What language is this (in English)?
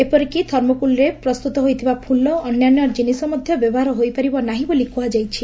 Odia